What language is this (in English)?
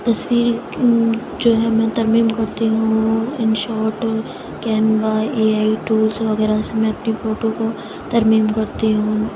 Urdu